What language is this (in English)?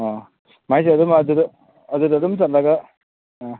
Manipuri